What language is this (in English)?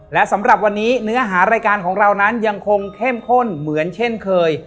Thai